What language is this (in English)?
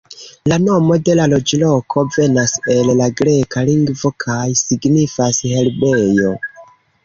Esperanto